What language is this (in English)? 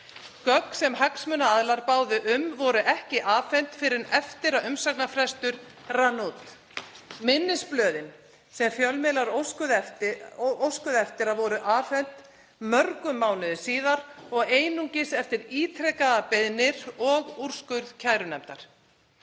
Icelandic